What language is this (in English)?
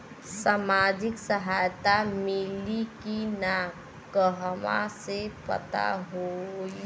Bhojpuri